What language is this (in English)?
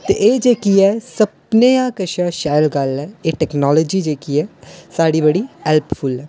Dogri